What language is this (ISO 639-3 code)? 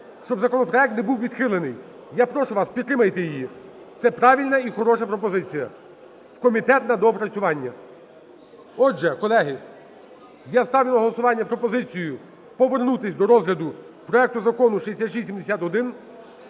ukr